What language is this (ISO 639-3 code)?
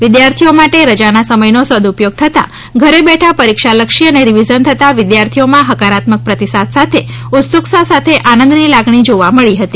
guj